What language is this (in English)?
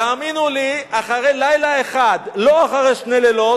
Hebrew